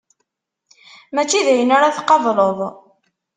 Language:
Kabyle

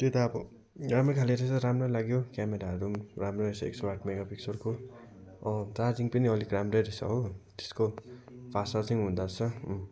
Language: Nepali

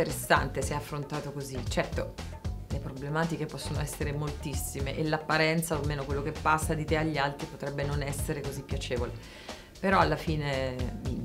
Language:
Italian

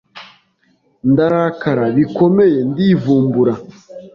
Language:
Kinyarwanda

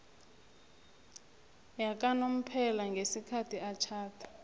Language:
South Ndebele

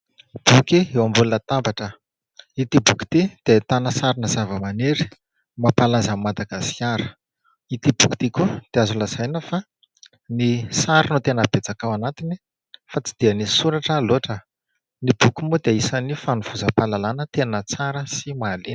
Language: Malagasy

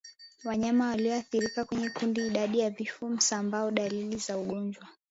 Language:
Swahili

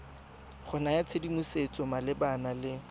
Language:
Tswana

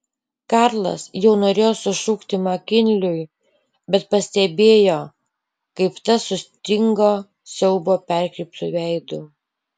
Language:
Lithuanian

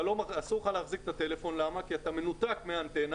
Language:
Hebrew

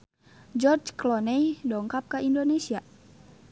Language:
Sundanese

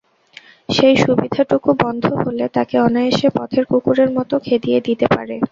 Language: Bangla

